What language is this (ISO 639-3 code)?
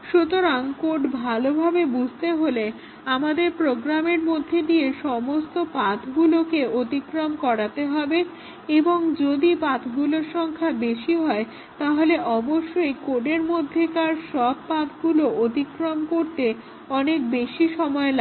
ben